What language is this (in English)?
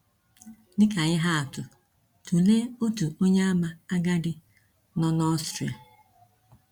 Igbo